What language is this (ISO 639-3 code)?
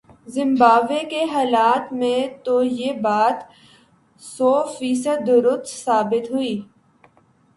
urd